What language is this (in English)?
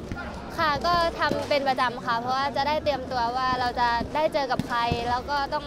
Thai